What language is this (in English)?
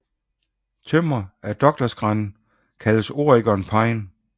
Danish